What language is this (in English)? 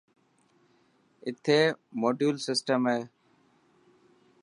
Dhatki